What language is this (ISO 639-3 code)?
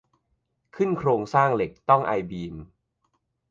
tha